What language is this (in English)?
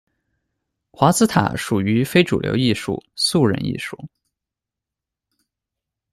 Chinese